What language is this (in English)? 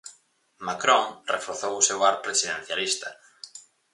Galician